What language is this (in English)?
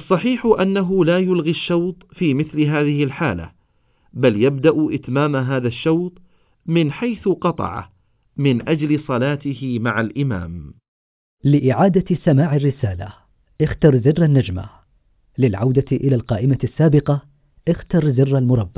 Arabic